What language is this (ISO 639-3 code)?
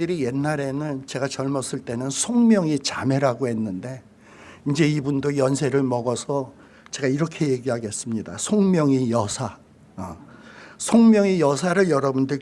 kor